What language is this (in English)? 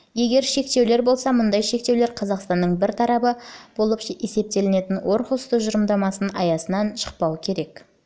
Kazakh